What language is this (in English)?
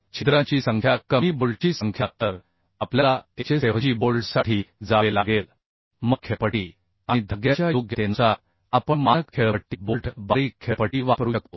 Marathi